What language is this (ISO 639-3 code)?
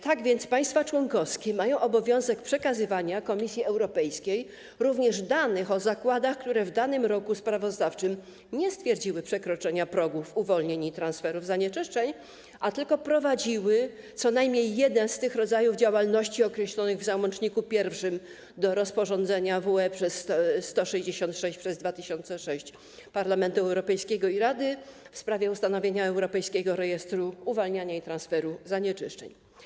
pol